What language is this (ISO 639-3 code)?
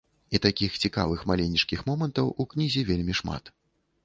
bel